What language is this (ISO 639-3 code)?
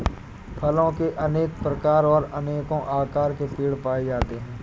hin